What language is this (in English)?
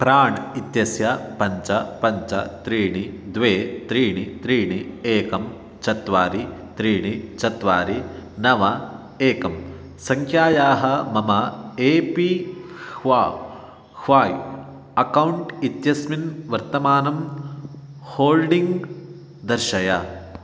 Sanskrit